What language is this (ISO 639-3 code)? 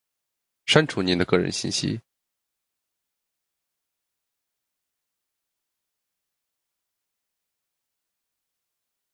zho